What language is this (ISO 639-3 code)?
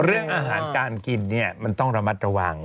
tha